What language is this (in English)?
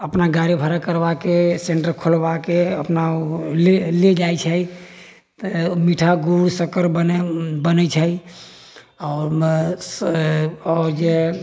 Maithili